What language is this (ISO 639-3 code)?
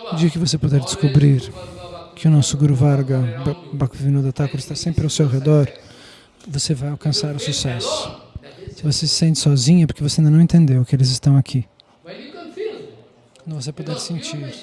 por